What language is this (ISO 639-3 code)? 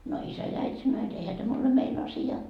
fin